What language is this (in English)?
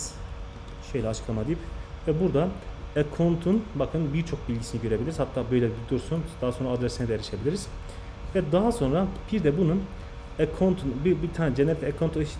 Turkish